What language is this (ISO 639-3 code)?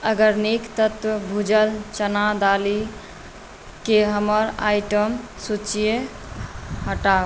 mai